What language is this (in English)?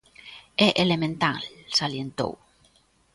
Galician